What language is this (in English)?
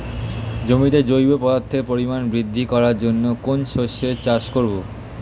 Bangla